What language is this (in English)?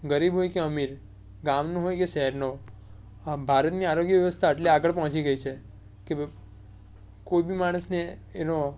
Gujarati